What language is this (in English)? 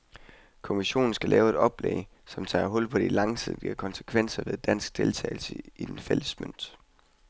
Danish